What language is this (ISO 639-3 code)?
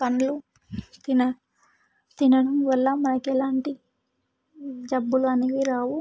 tel